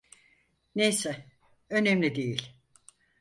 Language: Turkish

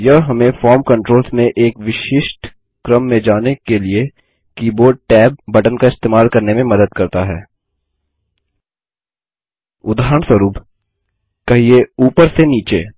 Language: Hindi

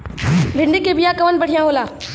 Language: Bhojpuri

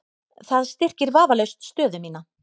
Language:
Icelandic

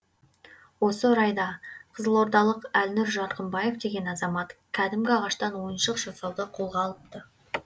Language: Kazakh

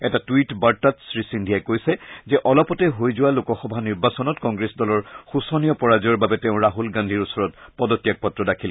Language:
Assamese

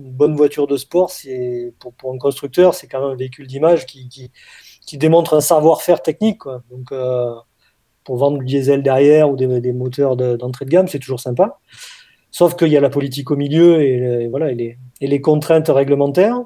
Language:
French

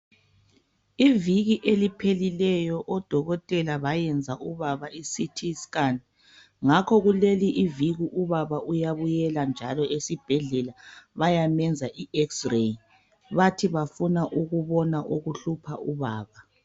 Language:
North Ndebele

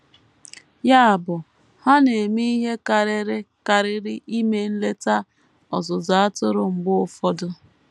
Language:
Igbo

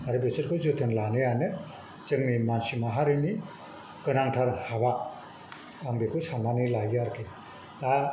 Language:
Bodo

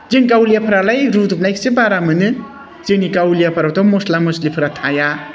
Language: Bodo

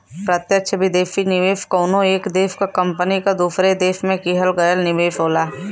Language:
Bhojpuri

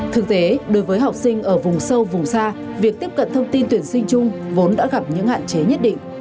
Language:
Vietnamese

